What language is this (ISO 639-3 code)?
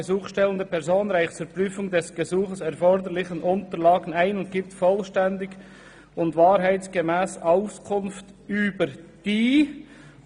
gsw